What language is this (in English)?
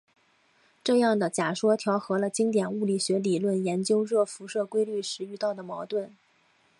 Chinese